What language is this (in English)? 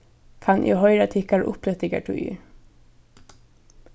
Faroese